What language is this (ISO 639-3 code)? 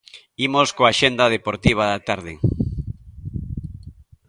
glg